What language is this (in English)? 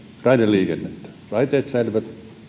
Finnish